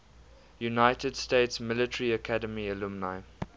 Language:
English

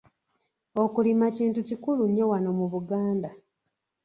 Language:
Ganda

